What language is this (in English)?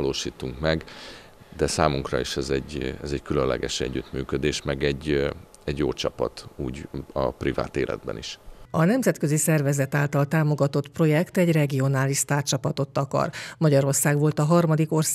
Hungarian